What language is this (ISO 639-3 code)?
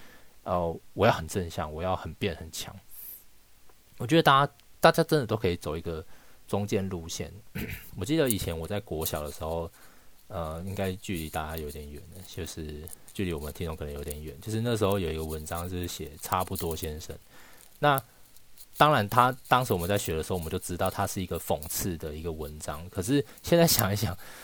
zho